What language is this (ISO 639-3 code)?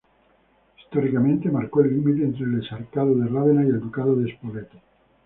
spa